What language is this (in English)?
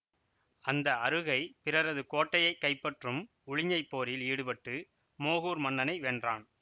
Tamil